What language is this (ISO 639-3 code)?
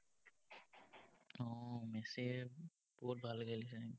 asm